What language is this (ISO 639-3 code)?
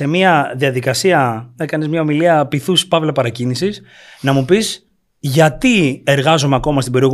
ell